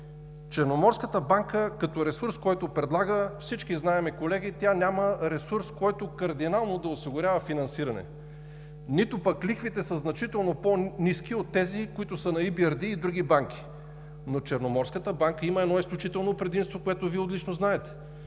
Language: Bulgarian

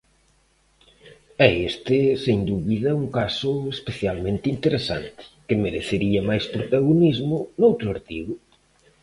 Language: Galician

